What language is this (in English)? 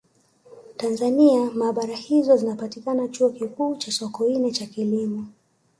Swahili